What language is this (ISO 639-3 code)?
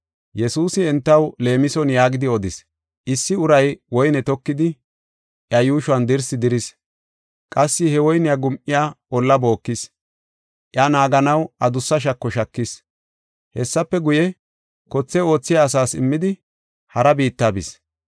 gof